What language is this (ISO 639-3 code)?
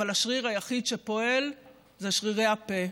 heb